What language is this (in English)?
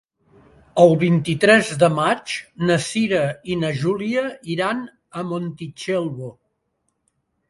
Catalan